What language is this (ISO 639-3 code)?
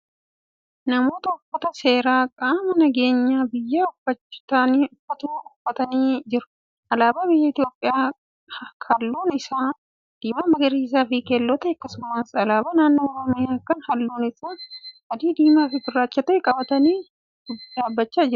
orm